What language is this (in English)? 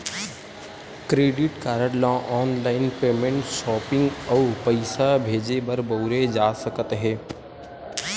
Chhattisgarhi